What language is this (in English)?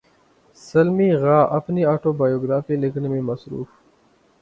Urdu